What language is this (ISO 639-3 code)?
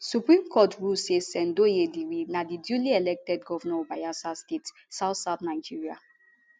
pcm